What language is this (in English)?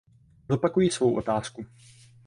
Czech